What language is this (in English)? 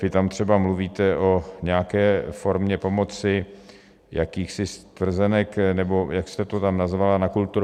Czech